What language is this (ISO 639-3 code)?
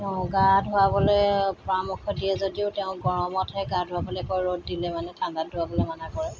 asm